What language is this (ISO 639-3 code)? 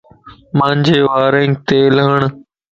lss